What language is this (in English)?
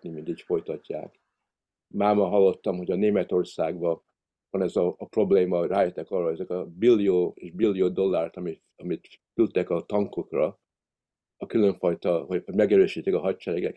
Hungarian